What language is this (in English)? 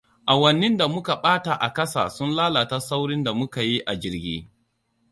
Hausa